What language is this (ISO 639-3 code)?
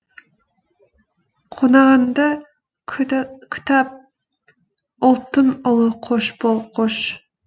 kaz